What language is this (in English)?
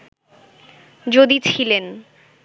Bangla